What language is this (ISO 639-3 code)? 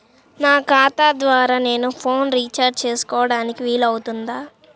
tel